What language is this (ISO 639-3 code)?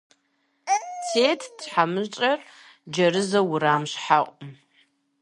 kbd